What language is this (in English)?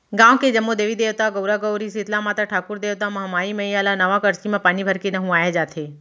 Chhattisgarhi